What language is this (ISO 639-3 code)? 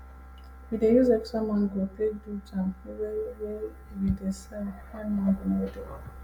pcm